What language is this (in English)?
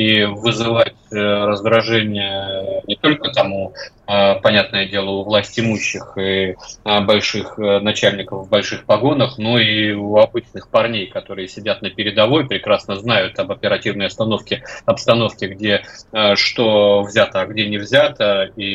Russian